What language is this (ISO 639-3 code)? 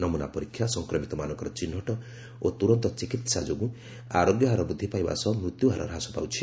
ori